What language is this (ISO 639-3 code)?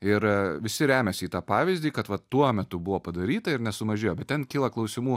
lit